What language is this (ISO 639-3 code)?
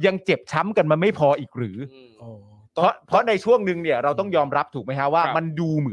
tha